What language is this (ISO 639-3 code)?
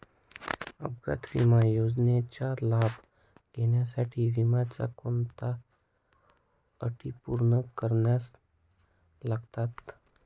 mar